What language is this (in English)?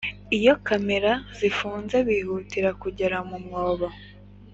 Kinyarwanda